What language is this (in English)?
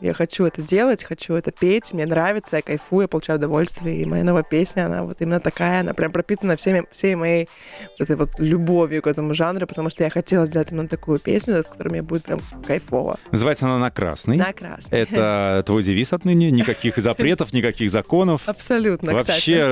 Russian